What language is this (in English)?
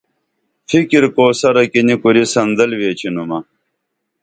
Dameli